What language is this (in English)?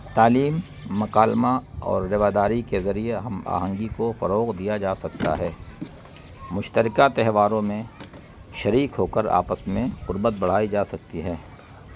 Urdu